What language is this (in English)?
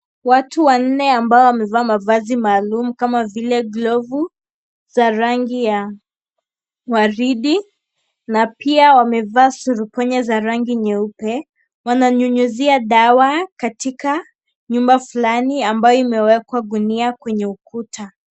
Swahili